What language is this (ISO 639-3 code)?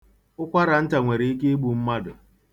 ibo